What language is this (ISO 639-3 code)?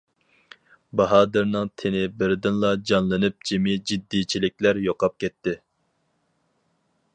uig